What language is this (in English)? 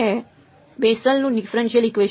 Gujarati